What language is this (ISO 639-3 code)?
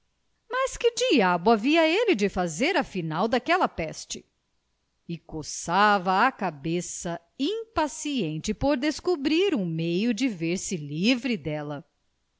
por